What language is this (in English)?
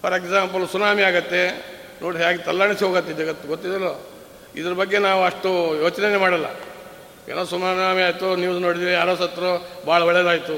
Kannada